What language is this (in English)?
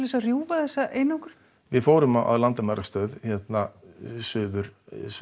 Icelandic